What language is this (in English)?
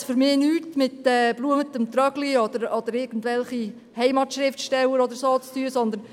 Swiss German